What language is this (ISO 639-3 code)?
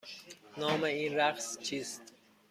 fas